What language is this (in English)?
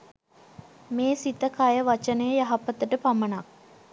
Sinhala